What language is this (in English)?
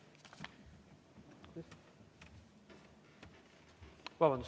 Estonian